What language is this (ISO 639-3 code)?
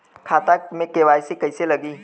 bho